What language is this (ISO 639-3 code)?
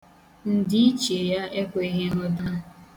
ibo